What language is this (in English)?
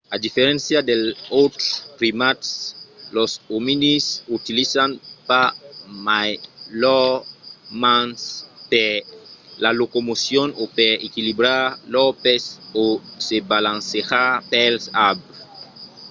Occitan